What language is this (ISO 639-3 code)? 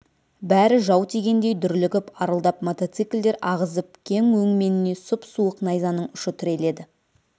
kaz